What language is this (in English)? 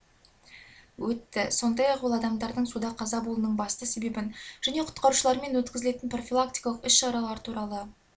Kazakh